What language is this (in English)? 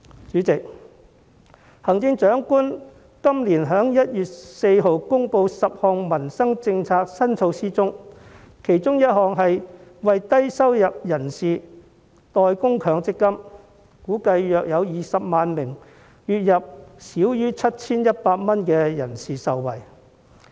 Cantonese